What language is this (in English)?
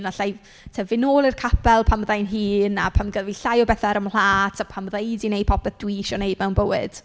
Welsh